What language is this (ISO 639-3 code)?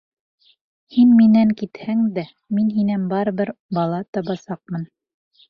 bak